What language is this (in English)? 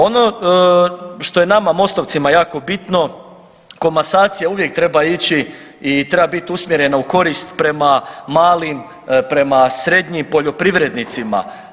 Croatian